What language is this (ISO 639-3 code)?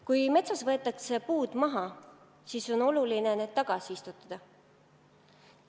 est